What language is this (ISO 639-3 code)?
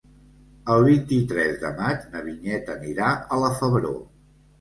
cat